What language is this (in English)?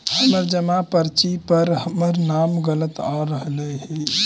Magahi